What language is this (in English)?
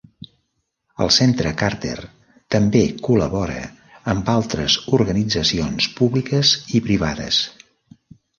Catalan